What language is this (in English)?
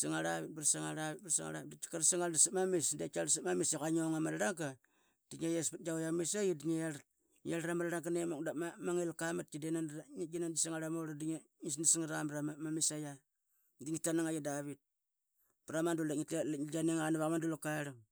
Qaqet